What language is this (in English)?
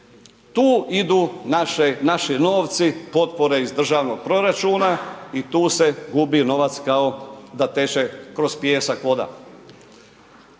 Croatian